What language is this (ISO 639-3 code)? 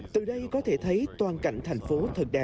vie